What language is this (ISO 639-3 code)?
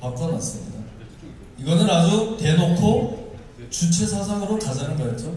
kor